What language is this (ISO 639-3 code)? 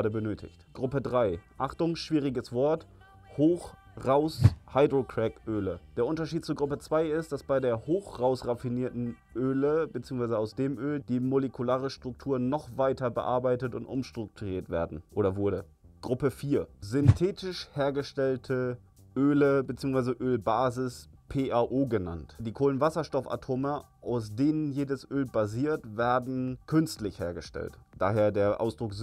deu